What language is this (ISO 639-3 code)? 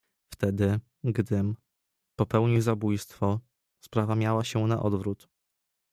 pol